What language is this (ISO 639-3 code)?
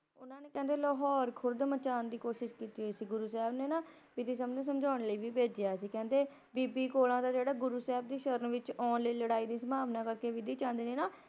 pan